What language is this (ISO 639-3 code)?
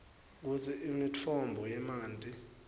ssw